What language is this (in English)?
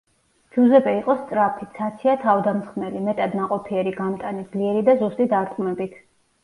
Georgian